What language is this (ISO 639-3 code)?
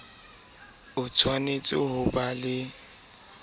sot